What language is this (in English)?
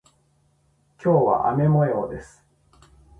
Japanese